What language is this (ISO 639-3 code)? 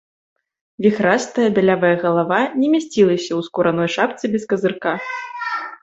bel